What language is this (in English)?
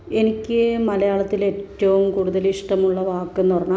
Malayalam